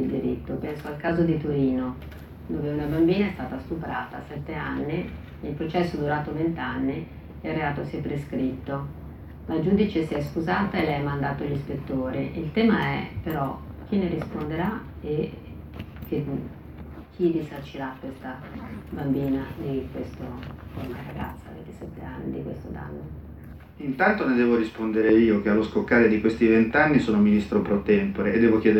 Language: Italian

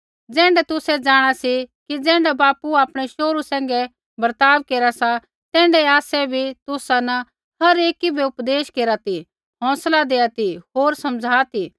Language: Kullu Pahari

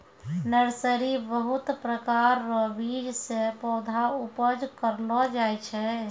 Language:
Maithili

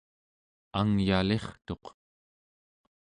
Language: Central Yupik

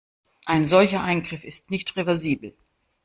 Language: German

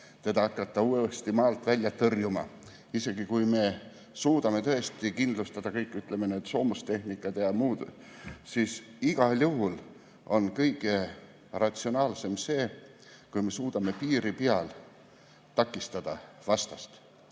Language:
Estonian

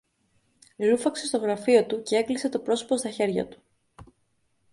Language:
Greek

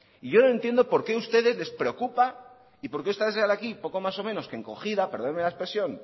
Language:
Spanish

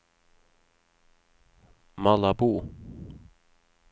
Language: Norwegian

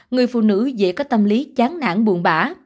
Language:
Vietnamese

